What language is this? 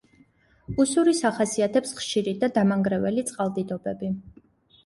Georgian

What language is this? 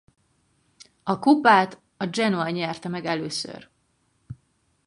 Hungarian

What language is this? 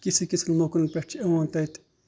Kashmiri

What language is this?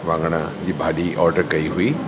Sindhi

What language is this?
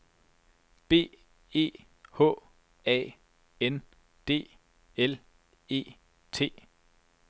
Danish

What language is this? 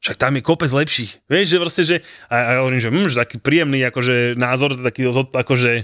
Slovak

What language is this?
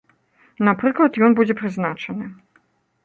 Belarusian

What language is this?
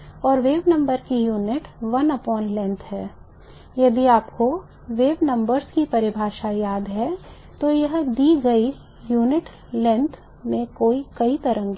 Hindi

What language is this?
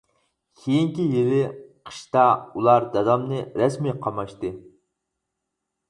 Uyghur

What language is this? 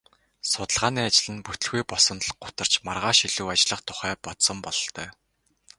Mongolian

